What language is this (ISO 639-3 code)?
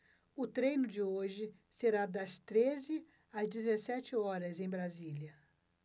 por